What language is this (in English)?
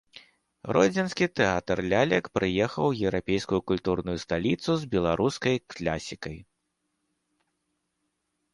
Belarusian